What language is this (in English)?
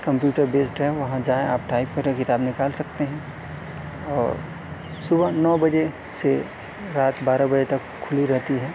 Urdu